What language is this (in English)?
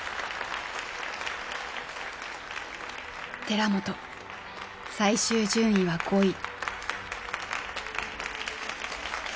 Japanese